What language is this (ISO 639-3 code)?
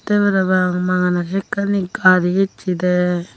ccp